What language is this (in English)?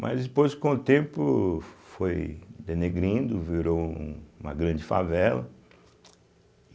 Portuguese